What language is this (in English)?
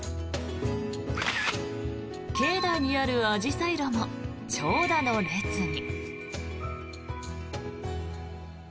Japanese